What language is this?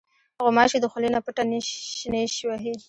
Pashto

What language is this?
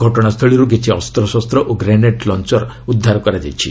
Odia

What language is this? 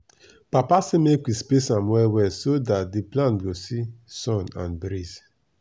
Nigerian Pidgin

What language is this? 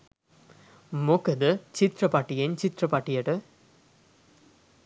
Sinhala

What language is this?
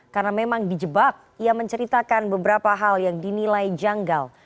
Indonesian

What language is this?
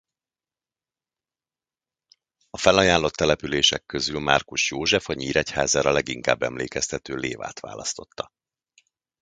Hungarian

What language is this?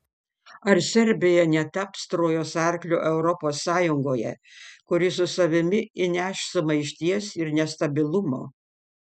Lithuanian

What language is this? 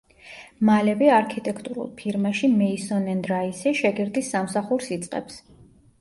Georgian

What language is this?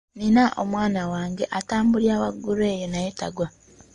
Ganda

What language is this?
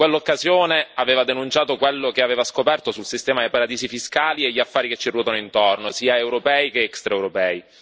Italian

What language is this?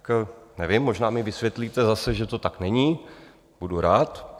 Czech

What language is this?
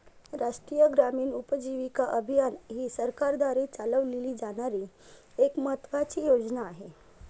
Marathi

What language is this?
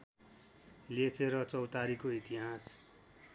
Nepali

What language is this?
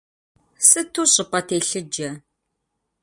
Kabardian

